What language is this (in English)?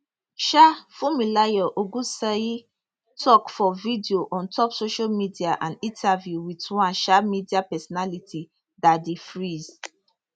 Nigerian Pidgin